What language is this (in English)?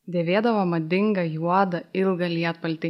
Lithuanian